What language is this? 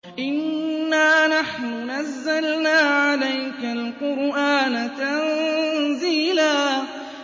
Arabic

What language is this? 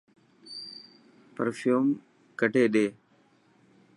Dhatki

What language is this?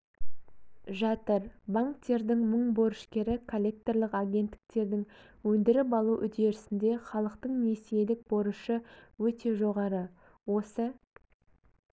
Kazakh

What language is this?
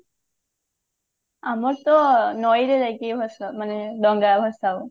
Odia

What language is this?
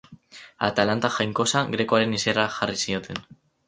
Basque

